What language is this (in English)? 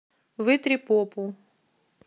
Russian